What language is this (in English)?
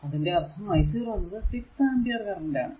Malayalam